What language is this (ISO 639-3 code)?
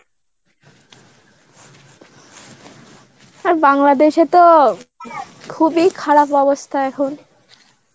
ben